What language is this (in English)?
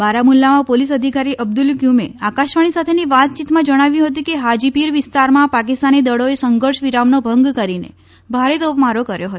Gujarati